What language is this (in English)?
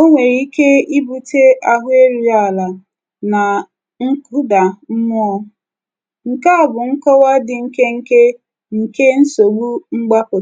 Igbo